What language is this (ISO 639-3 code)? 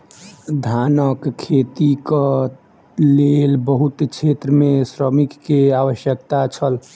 mai